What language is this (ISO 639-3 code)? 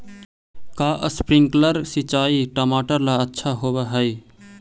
mag